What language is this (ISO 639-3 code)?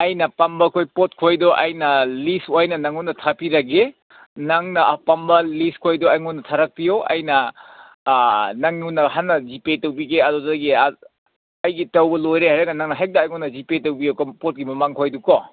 mni